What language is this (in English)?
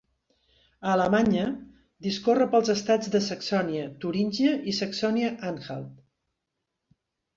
Catalan